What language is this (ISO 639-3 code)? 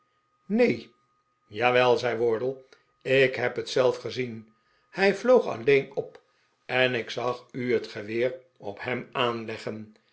nld